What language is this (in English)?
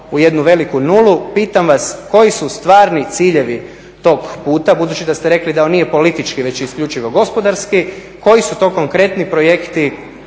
Croatian